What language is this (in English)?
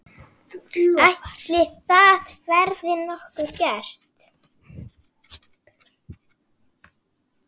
Icelandic